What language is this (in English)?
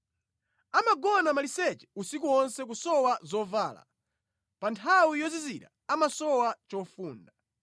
Nyanja